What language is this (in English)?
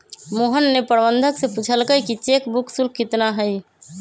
Magahi